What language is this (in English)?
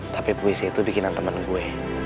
Indonesian